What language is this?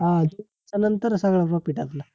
Marathi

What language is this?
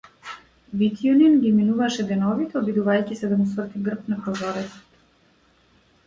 Macedonian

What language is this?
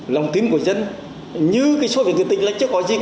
Vietnamese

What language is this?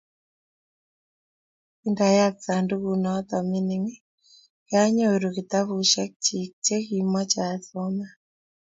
Kalenjin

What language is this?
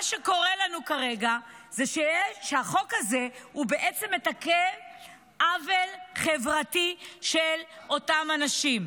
Hebrew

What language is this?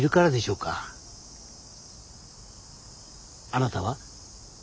Japanese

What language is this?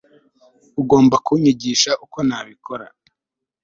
Kinyarwanda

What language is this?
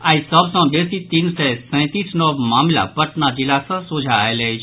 Maithili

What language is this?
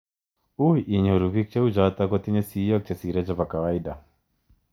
Kalenjin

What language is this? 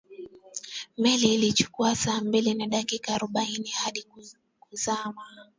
Swahili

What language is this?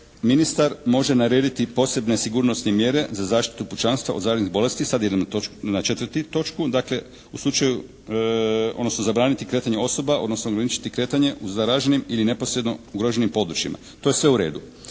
Croatian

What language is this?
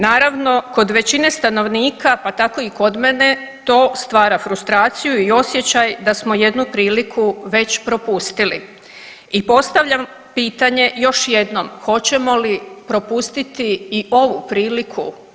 Croatian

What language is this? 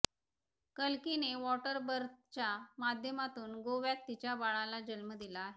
Marathi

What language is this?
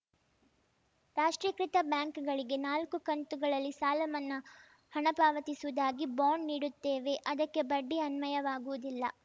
Kannada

